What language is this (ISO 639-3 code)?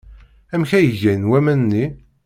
kab